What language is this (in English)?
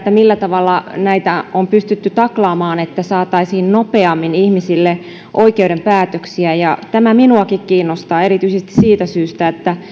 Finnish